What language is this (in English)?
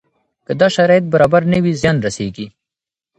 Pashto